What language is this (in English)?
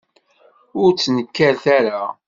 Kabyle